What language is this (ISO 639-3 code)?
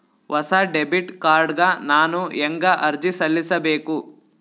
kan